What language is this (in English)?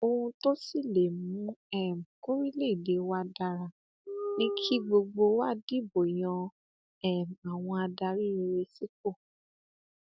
Yoruba